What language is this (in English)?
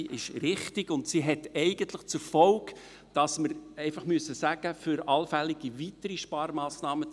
Swiss German